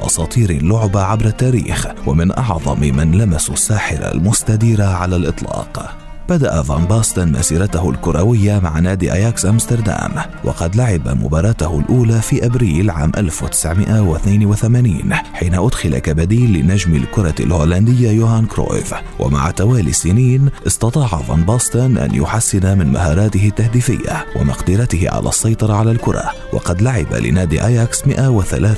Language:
Arabic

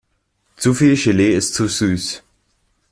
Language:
German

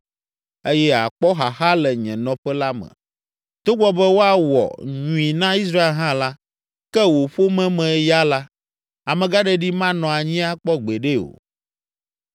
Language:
Ewe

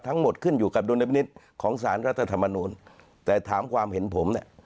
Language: Thai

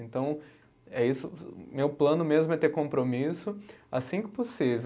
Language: Portuguese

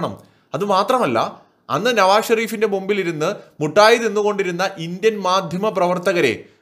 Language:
Malayalam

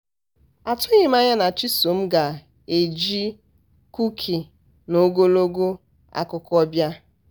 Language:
Igbo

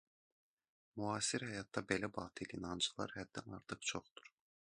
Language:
Azerbaijani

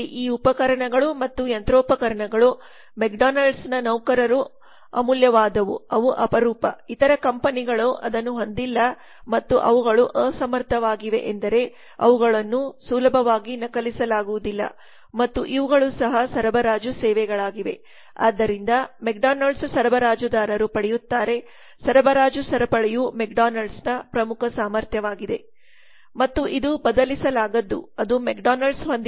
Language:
Kannada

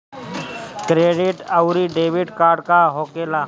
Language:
Bhojpuri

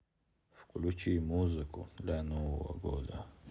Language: Russian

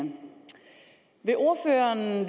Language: Danish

